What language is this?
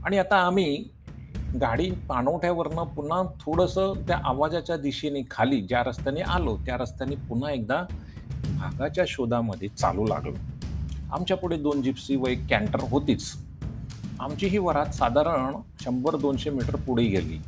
Marathi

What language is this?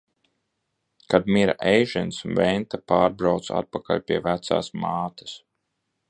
Latvian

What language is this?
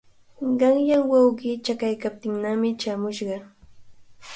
Cajatambo North Lima Quechua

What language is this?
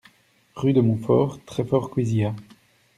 French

